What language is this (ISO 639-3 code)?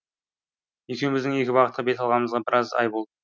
kaz